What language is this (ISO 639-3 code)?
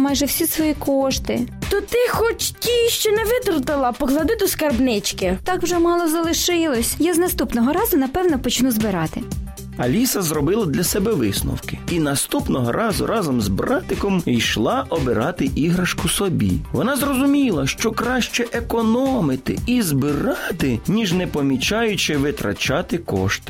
ukr